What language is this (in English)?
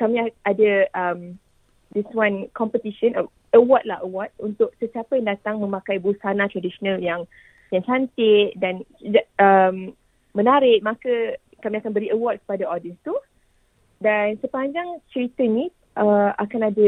Malay